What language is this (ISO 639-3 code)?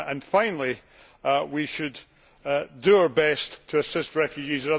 eng